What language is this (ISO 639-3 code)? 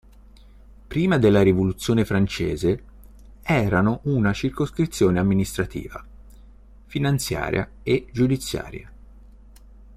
ita